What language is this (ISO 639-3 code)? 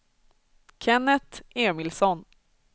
swe